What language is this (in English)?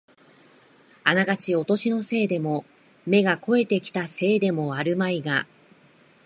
Japanese